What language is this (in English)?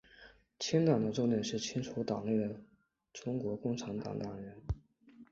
Chinese